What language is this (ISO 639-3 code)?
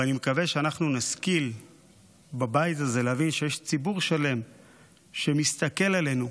heb